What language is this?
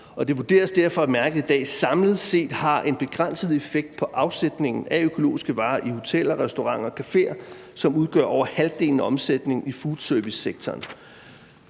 Danish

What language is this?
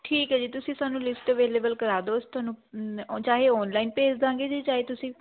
Punjabi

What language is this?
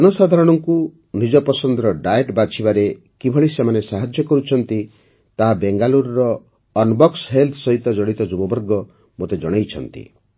Odia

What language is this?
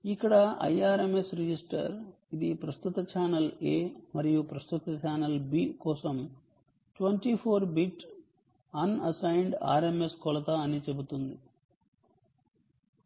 Telugu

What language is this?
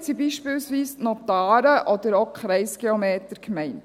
Swiss German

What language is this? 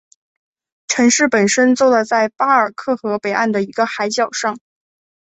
Chinese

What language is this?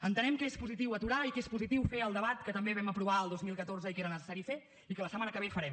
Catalan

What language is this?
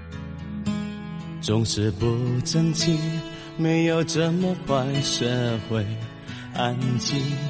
Chinese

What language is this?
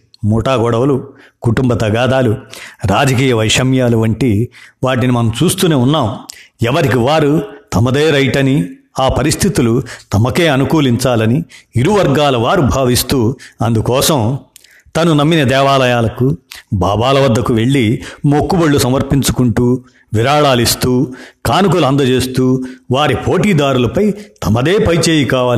Telugu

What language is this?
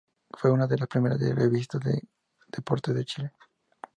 Spanish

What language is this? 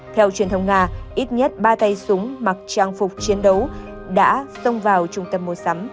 Vietnamese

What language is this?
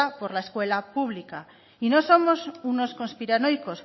Spanish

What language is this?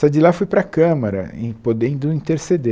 Portuguese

